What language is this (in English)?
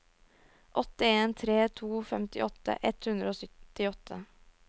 Norwegian